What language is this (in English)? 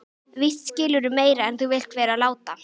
Icelandic